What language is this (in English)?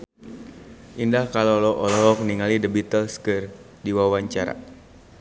Sundanese